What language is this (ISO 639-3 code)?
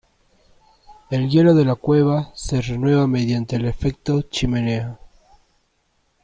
spa